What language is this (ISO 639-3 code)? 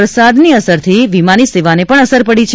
guj